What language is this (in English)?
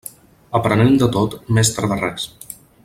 Catalan